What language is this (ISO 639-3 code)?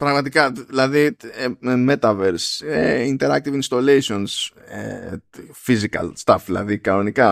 ell